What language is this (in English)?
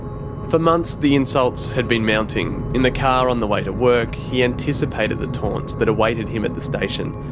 English